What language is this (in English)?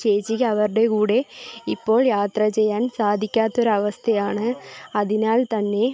Malayalam